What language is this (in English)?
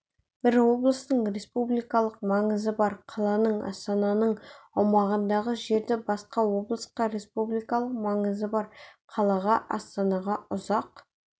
Kazakh